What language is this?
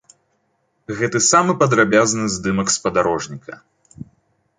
Belarusian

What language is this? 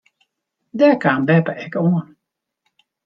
Western Frisian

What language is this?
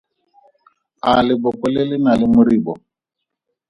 Tswana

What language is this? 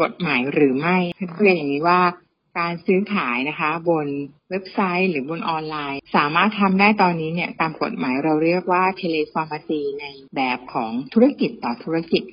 Thai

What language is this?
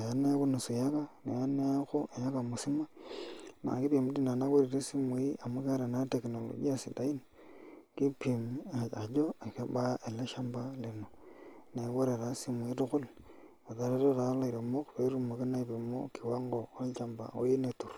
Masai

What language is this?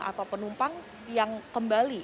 Indonesian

